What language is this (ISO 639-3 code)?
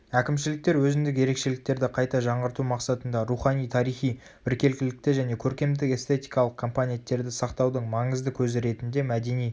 kaz